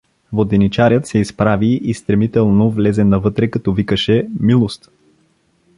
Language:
Bulgarian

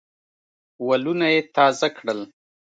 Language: Pashto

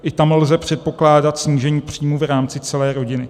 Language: Czech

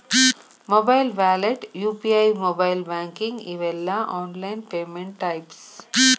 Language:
Kannada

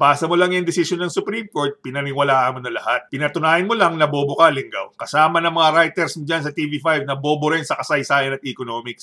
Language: Filipino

